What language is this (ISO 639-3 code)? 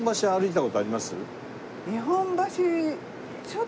jpn